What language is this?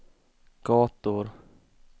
Swedish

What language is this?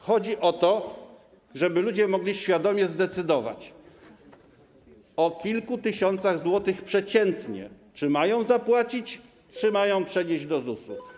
Polish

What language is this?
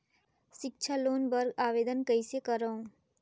Chhattisgarhi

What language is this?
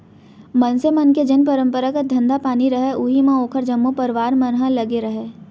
Chhattisgarhi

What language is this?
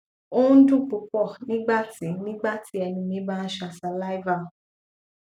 Yoruba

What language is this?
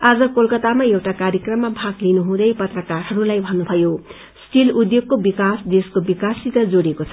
Nepali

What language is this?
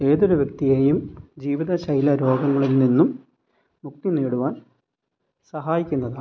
Malayalam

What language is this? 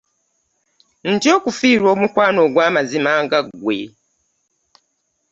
Ganda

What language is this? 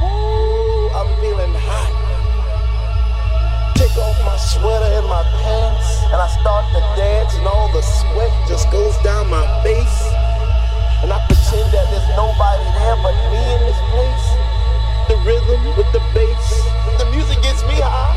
English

